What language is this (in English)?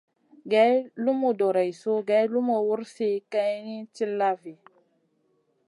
Masana